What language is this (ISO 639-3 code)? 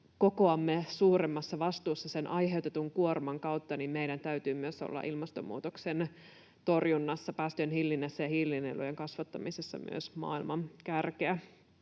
fin